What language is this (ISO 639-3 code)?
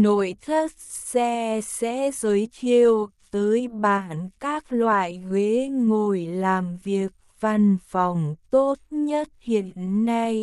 vie